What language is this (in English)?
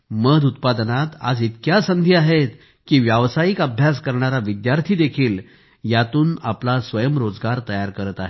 Marathi